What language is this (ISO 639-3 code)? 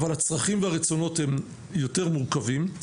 heb